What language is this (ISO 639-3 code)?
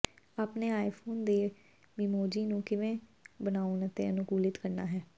pan